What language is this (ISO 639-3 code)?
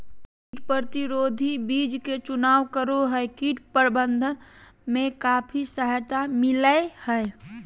mag